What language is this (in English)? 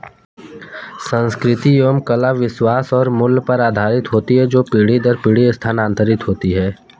Hindi